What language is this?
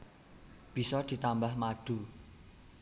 Javanese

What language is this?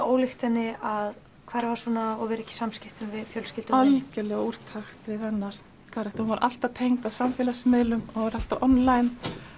Icelandic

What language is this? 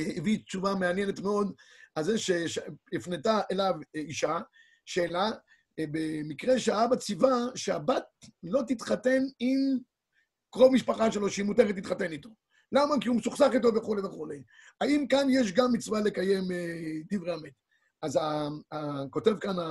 Hebrew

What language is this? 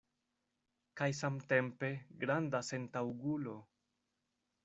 Esperanto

